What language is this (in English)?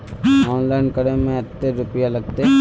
Magahi